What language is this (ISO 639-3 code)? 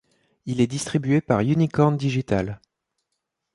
fra